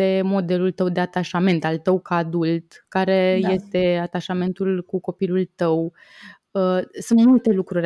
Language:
Romanian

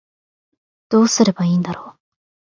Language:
Japanese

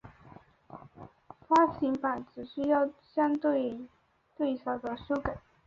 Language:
Chinese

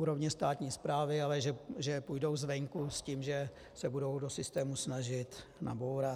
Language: Czech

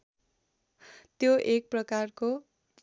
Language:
Nepali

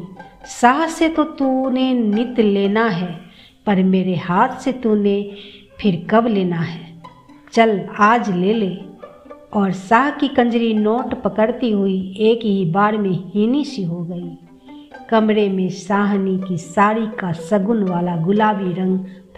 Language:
Hindi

